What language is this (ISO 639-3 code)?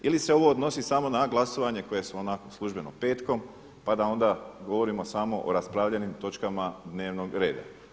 hrv